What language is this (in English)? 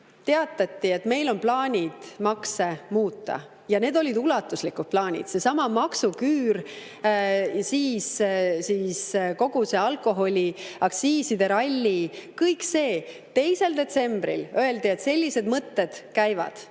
Estonian